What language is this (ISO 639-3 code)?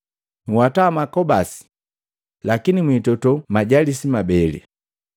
mgv